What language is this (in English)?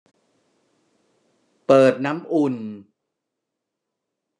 Thai